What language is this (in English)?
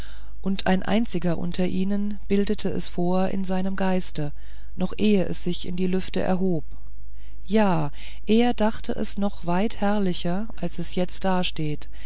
German